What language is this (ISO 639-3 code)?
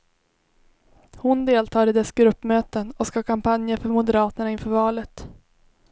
swe